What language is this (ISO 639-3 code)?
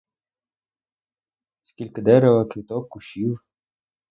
ukr